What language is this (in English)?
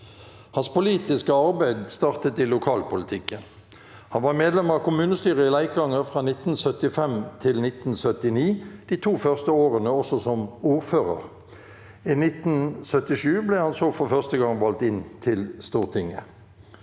Norwegian